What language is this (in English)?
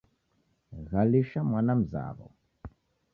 Taita